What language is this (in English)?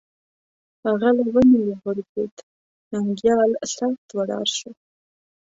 Pashto